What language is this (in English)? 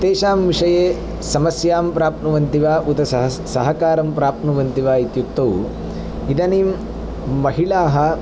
Sanskrit